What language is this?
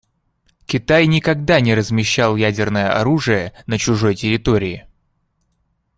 Russian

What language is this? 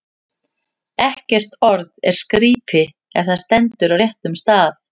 Icelandic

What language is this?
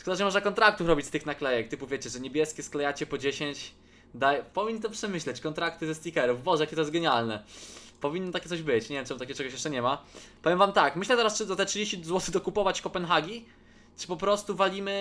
Polish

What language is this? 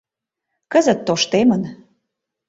Mari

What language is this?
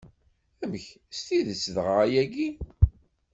Kabyle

